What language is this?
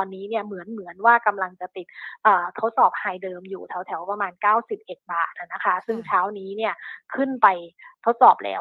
Thai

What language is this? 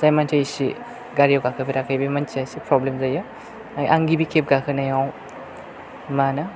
Bodo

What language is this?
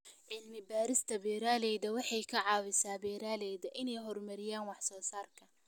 Somali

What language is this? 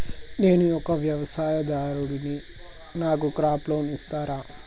Telugu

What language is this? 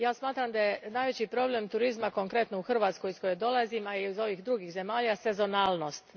Croatian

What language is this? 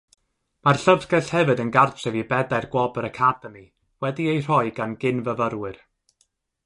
Welsh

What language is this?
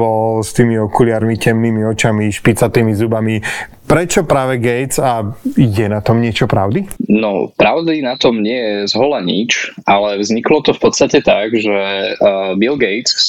Slovak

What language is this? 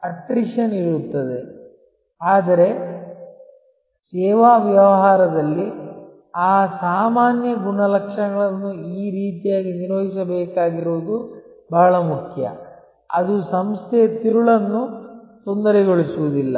Kannada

